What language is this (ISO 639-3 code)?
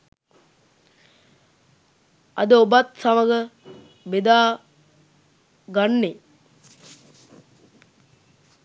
sin